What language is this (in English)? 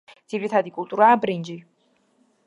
Georgian